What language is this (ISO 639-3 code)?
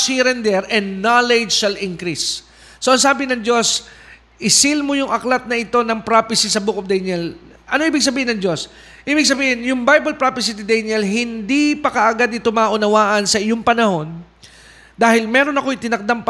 fil